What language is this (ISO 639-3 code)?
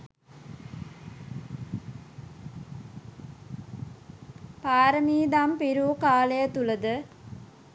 sin